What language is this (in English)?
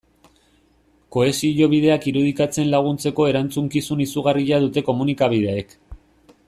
Basque